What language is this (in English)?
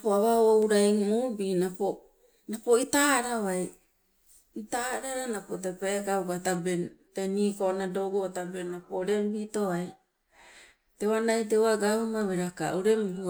Sibe